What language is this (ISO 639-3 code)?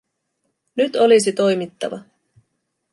fin